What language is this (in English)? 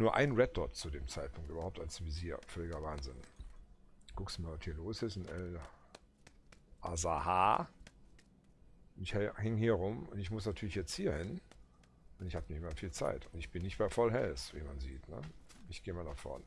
German